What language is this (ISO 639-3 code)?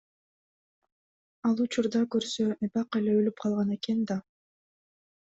kir